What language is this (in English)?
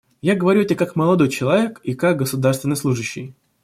Russian